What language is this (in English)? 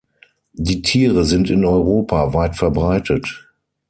German